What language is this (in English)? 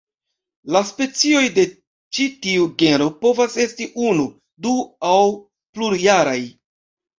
Esperanto